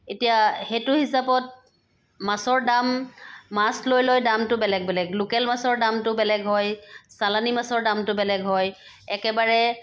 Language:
Assamese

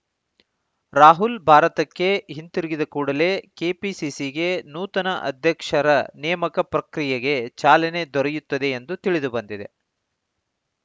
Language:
Kannada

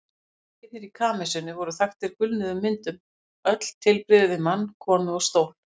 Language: Icelandic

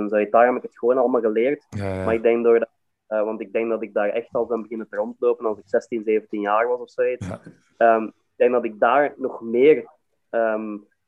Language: Dutch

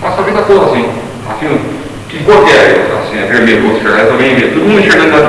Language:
Portuguese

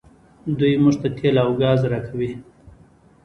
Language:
Pashto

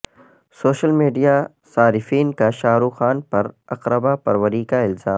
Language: Urdu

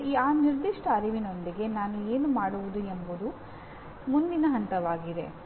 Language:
Kannada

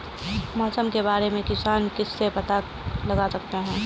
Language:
Hindi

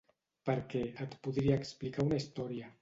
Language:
Catalan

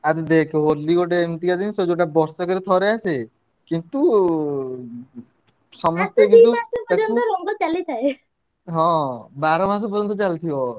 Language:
Odia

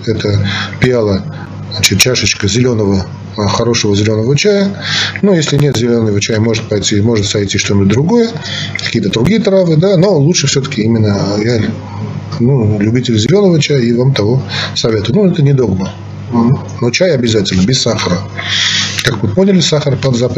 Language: Russian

